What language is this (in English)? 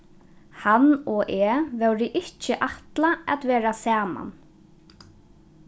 Faroese